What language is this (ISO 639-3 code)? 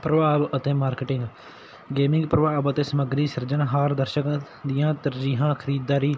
pan